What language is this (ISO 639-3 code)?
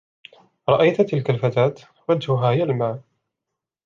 ara